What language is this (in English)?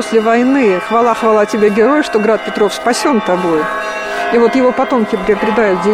Russian